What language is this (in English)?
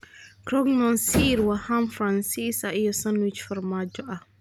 Somali